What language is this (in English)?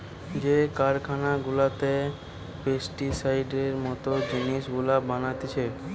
Bangla